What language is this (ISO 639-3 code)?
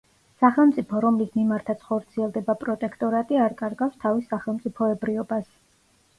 kat